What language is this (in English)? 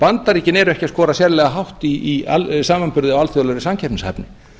Icelandic